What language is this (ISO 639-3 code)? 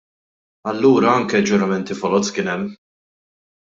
mlt